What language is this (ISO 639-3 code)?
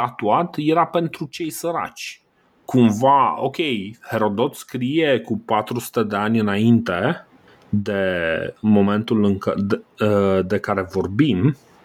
ron